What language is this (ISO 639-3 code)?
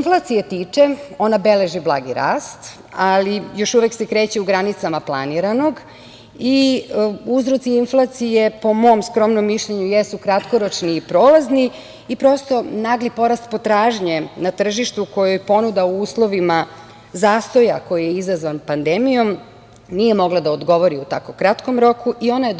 srp